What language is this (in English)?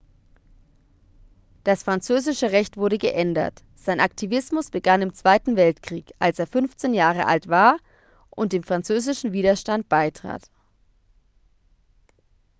German